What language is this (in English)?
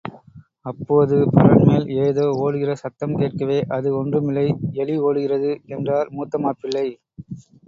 Tamil